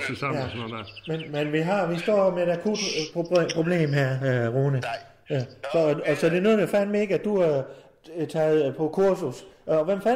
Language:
Danish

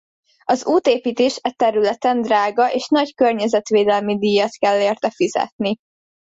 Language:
Hungarian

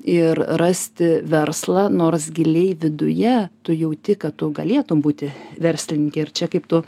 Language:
Lithuanian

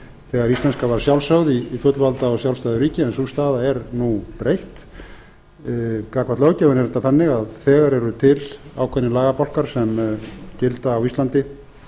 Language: Icelandic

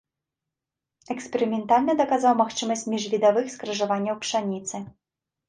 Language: Belarusian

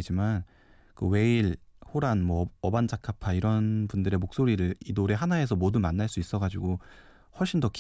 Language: Korean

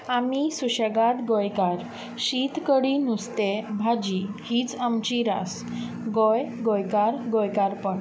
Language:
Konkani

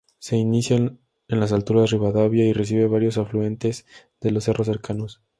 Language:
Spanish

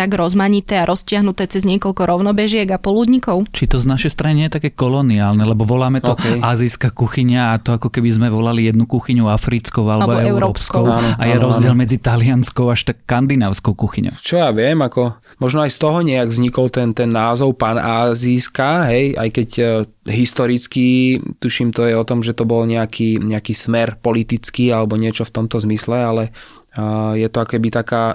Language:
Slovak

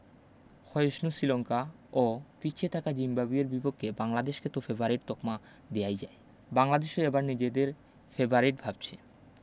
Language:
Bangla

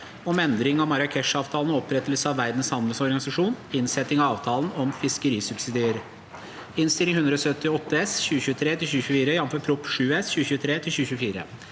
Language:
Norwegian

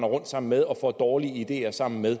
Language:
Danish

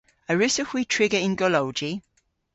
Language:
Cornish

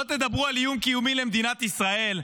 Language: Hebrew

